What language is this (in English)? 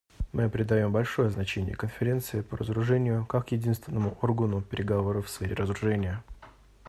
Russian